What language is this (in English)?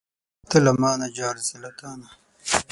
Pashto